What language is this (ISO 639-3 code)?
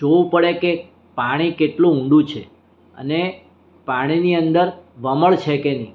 guj